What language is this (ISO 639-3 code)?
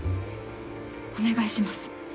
jpn